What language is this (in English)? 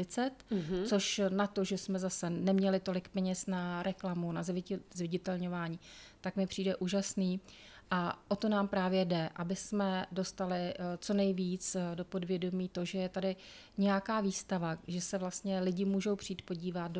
Czech